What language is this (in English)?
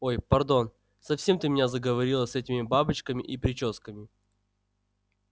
Russian